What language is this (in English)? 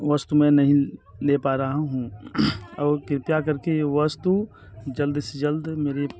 Hindi